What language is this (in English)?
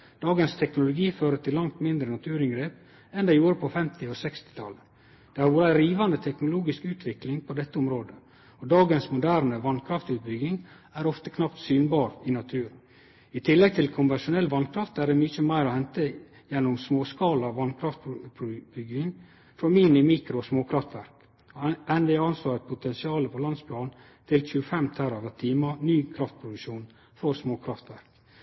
Norwegian Nynorsk